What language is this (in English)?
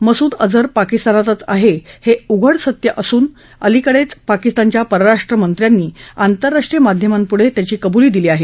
Marathi